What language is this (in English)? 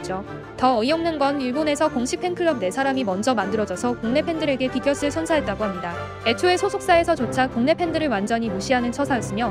Korean